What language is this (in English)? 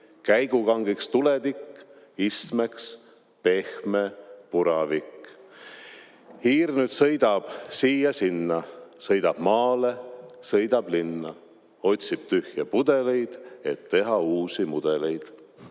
Estonian